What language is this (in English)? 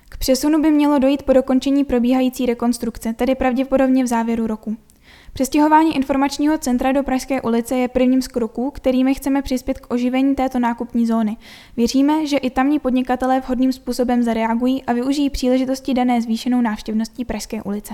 Czech